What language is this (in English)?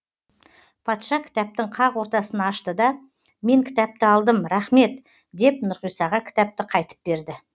Kazakh